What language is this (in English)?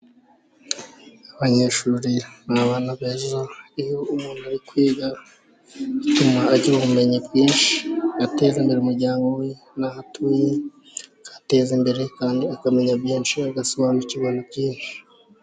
Kinyarwanda